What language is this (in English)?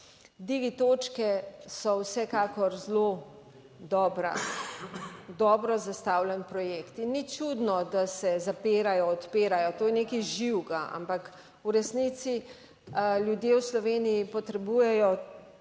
Slovenian